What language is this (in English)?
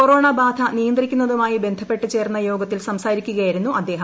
Malayalam